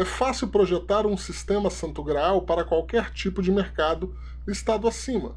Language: Portuguese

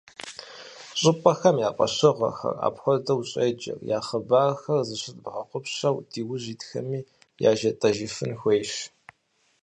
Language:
Kabardian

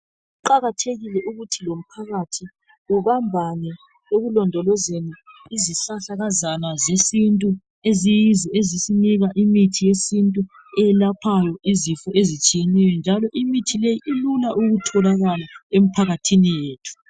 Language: North Ndebele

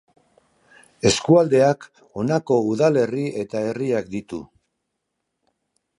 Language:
Basque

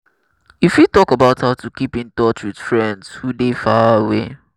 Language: Nigerian Pidgin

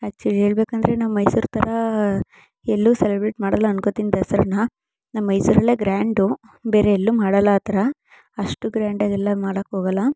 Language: Kannada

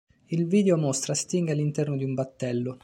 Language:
Italian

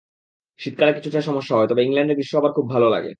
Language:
Bangla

